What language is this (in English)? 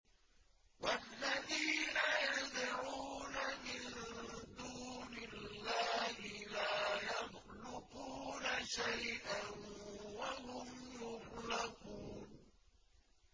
Arabic